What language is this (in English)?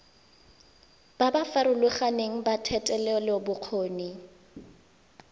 Tswana